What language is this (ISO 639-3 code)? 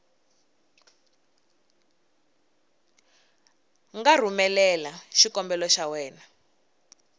tso